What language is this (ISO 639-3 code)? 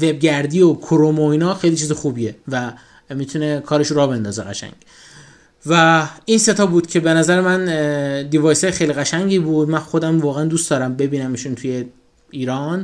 fas